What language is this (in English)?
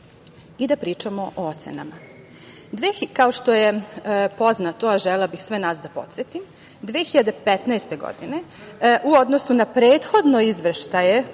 Serbian